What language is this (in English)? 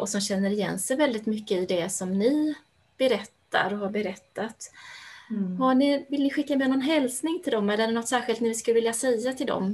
Swedish